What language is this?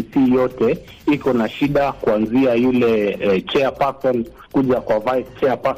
Swahili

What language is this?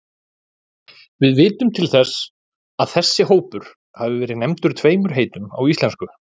Icelandic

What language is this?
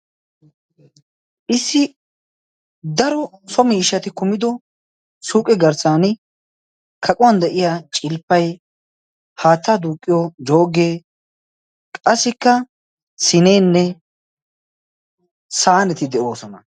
Wolaytta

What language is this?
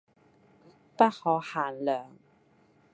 Cantonese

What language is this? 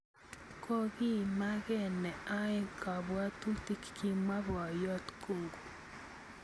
Kalenjin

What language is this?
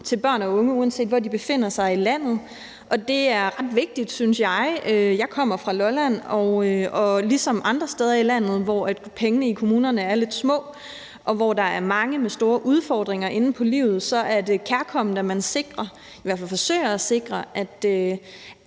Danish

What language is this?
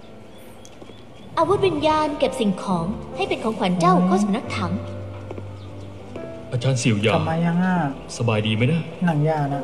Thai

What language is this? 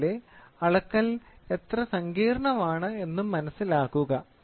Malayalam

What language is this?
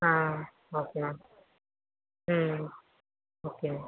Tamil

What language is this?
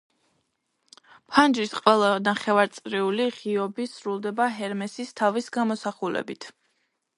Georgian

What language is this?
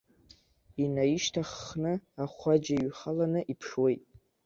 Abkhazian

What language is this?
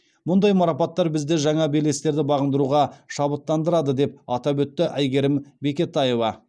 Kazakh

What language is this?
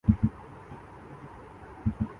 Urdu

